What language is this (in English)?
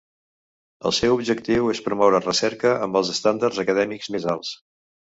Catalan